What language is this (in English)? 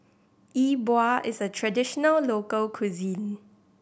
English